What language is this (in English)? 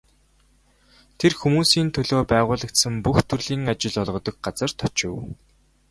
Mongolian